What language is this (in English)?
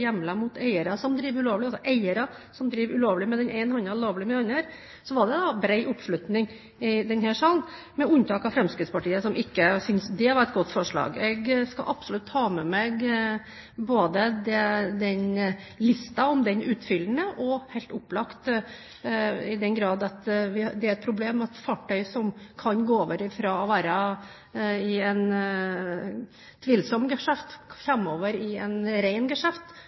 Norwegian Bokmål